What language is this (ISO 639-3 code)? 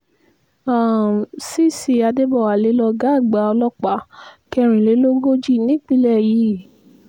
yor